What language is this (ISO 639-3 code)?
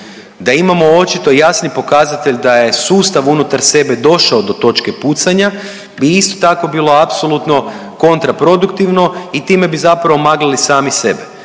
hrv